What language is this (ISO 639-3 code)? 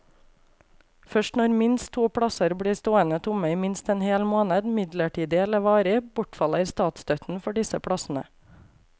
nor